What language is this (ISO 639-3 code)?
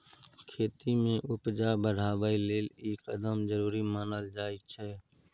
mai